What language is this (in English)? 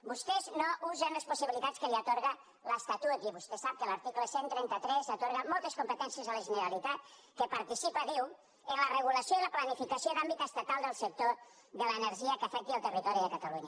Catalan